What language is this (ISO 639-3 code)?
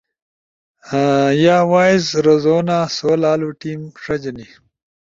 ush